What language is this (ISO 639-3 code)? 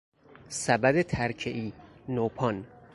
fas